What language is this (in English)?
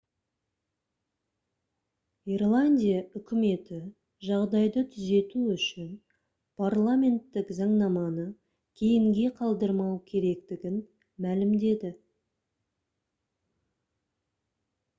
Kazakh